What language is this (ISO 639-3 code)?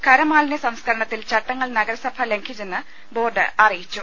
mal